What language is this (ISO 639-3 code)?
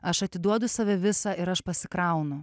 lit